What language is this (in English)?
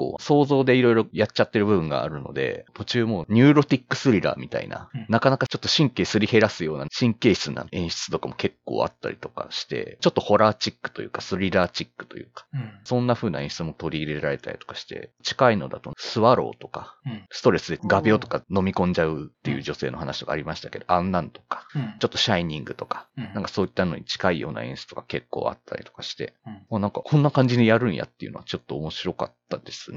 Japanese